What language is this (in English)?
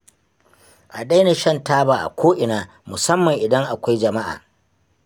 Hausa